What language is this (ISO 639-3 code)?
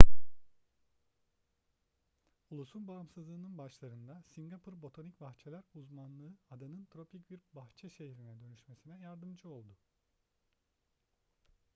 tur